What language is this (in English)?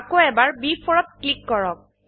Assamese